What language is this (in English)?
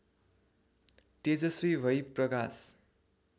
Nepali